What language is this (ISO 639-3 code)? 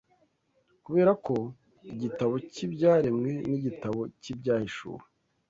kin